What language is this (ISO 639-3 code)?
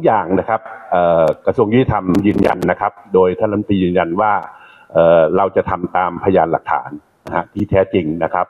tha